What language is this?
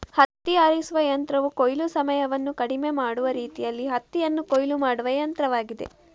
Kannada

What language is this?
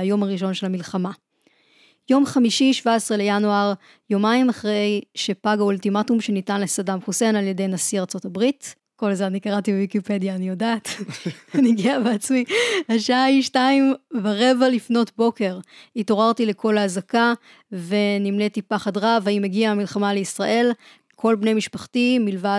Hebrew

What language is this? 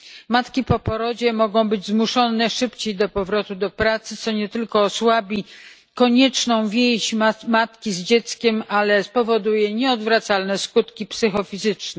Polish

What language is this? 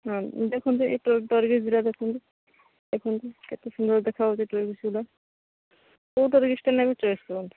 Odia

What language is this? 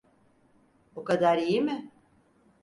Turkish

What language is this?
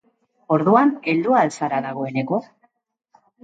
Basque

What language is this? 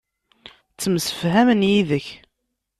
Kabyle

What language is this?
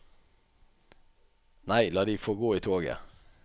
Norwegian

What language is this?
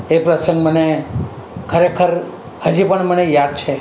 Gujarati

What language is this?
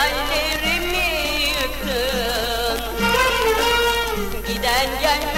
Turkish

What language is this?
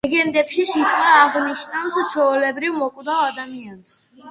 Georgian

